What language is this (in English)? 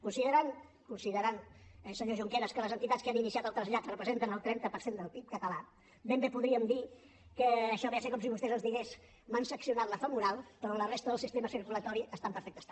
Catalan